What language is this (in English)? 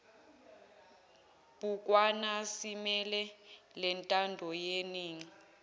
Zulu